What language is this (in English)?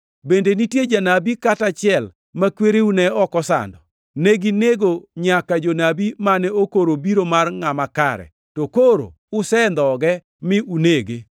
Luo (Kenya and Tanzania)